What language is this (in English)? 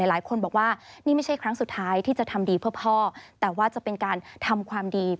Thai